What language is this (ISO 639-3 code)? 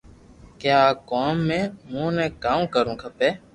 lrk